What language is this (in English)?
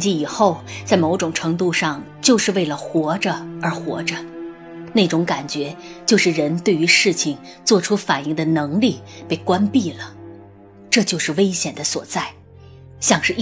Chinese